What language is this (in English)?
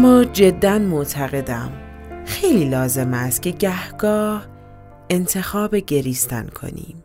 Persian